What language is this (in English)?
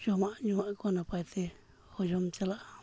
Santali